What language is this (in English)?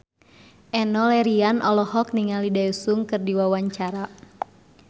Sundanese